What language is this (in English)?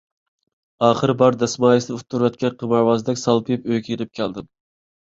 Uyghur